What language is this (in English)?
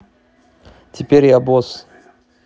Russian